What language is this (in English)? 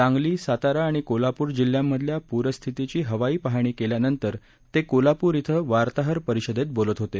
Marathi